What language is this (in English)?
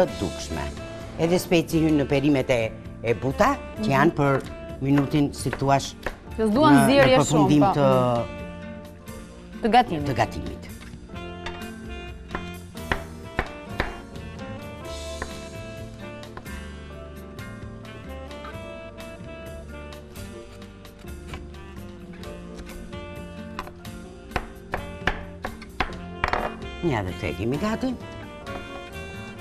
Romanian